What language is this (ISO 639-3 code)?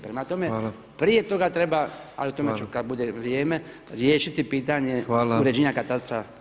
hrv